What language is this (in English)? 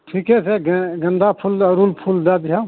Maithili